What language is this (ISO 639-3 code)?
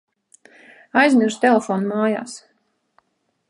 lav